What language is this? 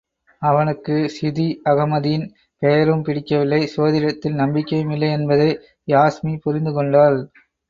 Tamil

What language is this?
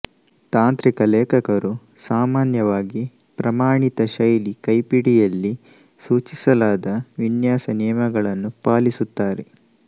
Kannada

